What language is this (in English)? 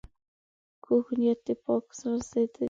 Pashto